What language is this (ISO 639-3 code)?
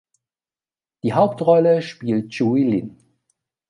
deu